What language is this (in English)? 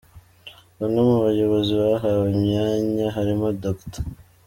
Kinyarwanda